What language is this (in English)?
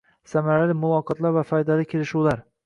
Uzbek